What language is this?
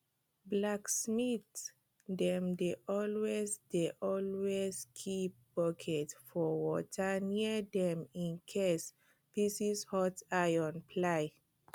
Nigerian Pidgin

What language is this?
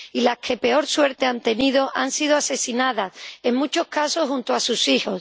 Spanish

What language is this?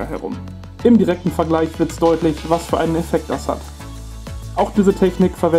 German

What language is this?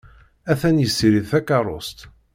Kabyle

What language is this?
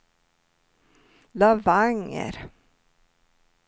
Swedish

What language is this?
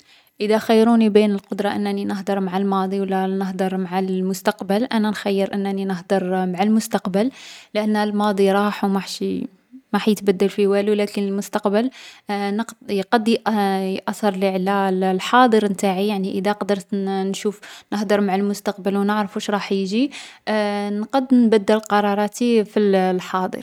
Algerian Arabic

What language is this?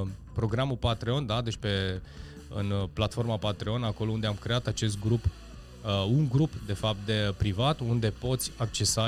Romanian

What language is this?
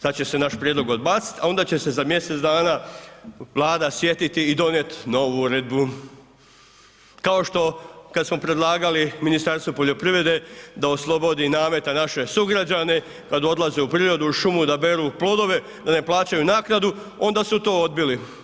Croatian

